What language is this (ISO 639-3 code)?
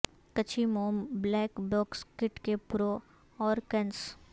urd